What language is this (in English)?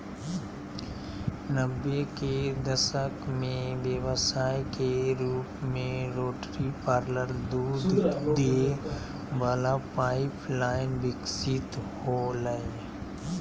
Magahi